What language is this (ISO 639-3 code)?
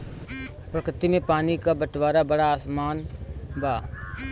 bho